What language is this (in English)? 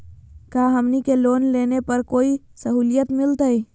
Magahi